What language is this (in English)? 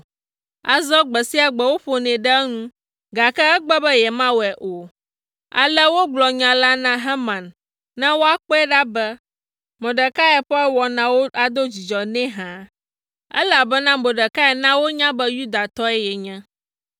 Ewe